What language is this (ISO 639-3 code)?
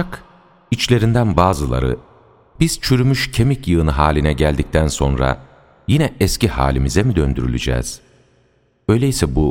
tur